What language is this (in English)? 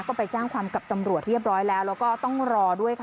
Thai